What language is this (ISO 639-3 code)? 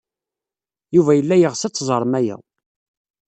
kab